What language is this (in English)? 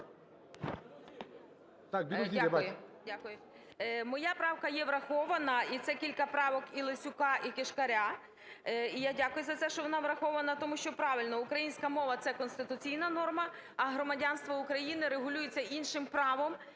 Ukrainian